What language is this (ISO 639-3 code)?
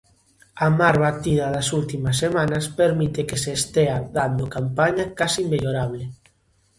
glg